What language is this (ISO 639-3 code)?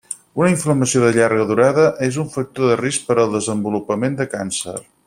cat